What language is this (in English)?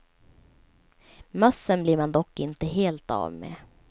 Swedish